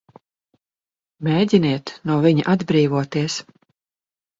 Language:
Latvian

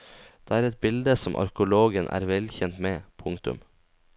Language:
Norwegian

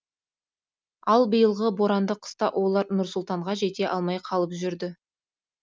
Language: Kazakh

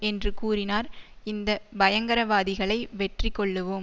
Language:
Tamil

